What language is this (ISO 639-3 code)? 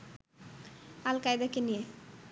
ben